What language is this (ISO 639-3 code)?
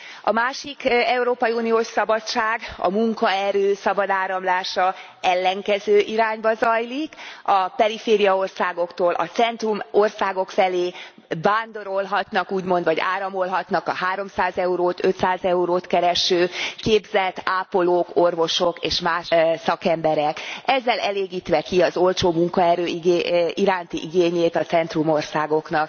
hun